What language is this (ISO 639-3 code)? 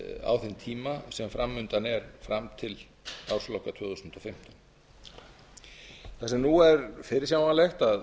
isl